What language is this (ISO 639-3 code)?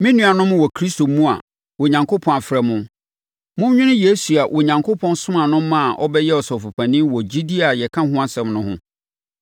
aka